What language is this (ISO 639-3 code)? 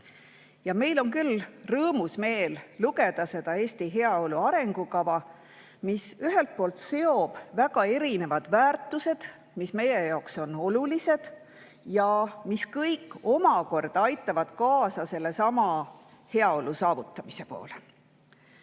est